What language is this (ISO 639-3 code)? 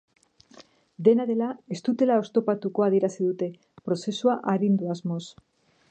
eus